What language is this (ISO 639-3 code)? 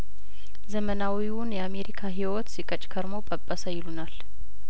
amh